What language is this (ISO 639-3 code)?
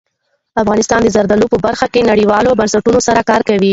pus